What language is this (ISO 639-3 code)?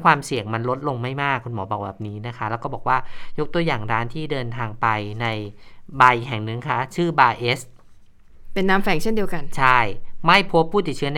tha